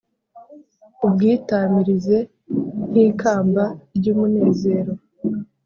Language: Kinyarwanda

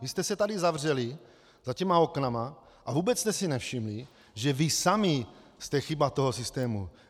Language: Czech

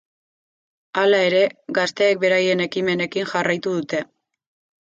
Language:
Basque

